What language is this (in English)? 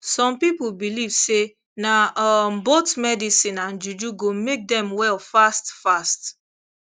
Nigerian Pidgin